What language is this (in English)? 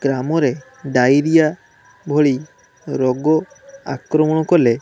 Odia